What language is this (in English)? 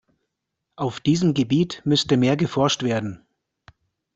German